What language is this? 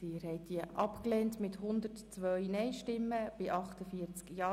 Swiss German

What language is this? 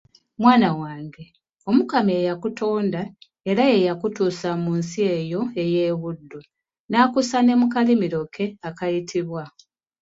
Ganda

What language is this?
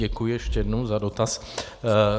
Czech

